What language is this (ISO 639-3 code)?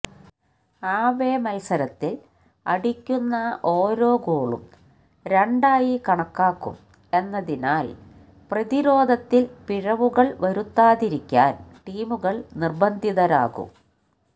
mal